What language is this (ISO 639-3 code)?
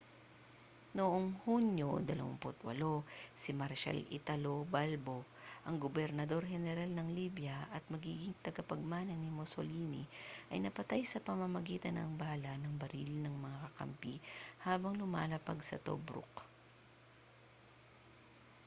fil